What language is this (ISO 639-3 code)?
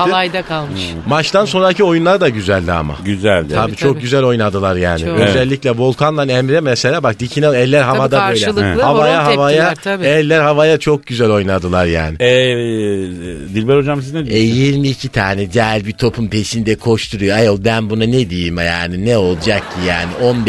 tur